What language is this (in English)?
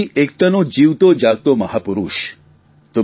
Gujarati